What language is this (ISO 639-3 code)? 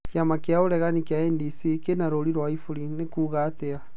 kik